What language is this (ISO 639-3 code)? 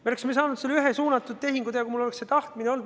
est